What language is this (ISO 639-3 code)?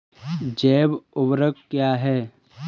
hin